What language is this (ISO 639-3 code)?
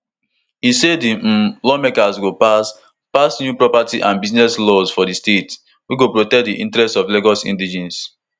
pcm